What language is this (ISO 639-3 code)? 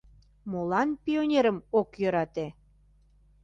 chm